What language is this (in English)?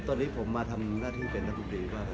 Thai